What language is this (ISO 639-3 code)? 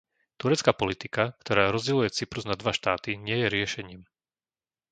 slk